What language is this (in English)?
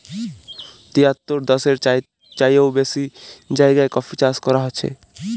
Bangla